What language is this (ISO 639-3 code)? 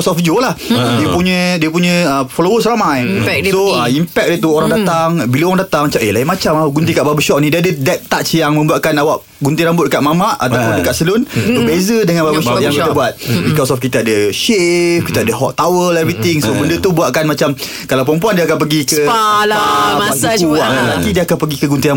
msa